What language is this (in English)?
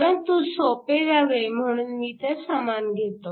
Marathi